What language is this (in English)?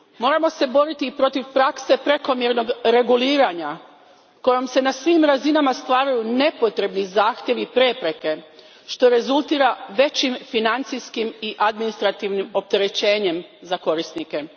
Croatian